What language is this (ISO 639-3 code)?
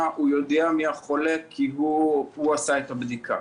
heb